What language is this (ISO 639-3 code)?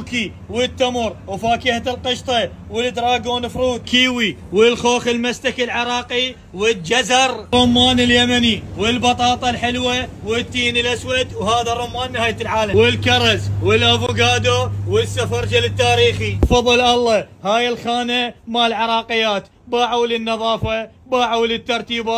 ara